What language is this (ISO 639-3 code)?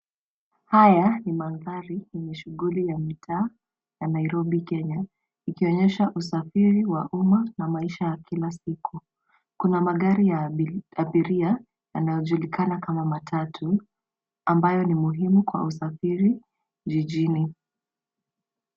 swa